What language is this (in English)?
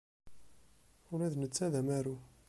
Kabyle